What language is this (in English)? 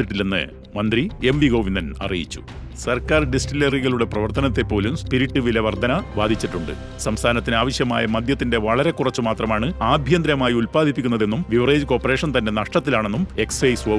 Malayalam